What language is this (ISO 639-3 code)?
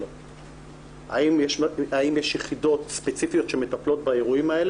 heb